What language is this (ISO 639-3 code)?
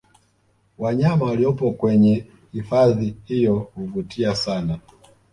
swa